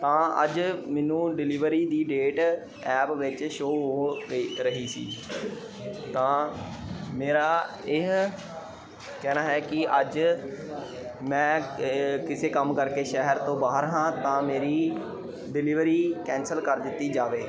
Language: Punjabi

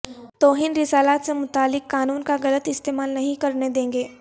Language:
Urdu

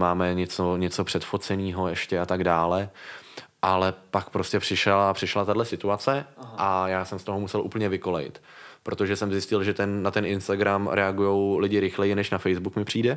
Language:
Czech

